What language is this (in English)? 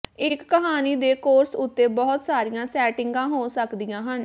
Punjabi